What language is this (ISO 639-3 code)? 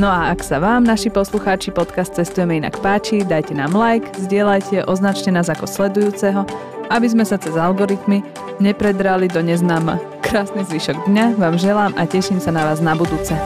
slk